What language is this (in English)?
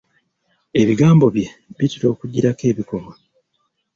Ganda